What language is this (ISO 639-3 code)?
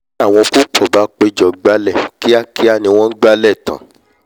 yor